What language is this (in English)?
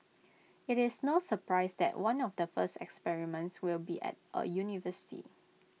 English